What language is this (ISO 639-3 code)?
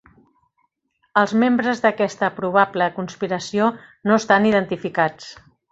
cat